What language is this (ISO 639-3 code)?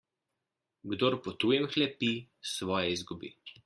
slv